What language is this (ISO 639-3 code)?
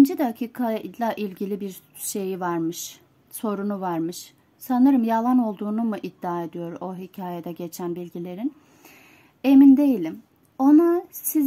tur